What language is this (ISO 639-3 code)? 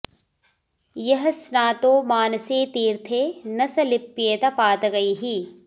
san